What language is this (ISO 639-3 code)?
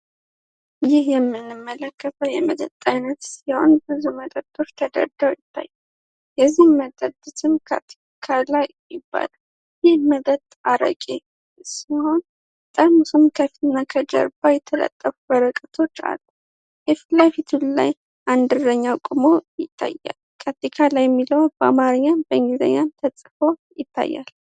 amh